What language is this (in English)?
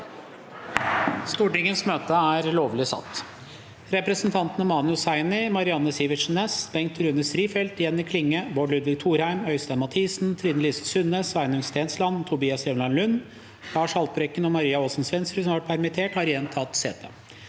Norwegian